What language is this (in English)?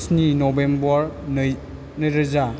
Bodo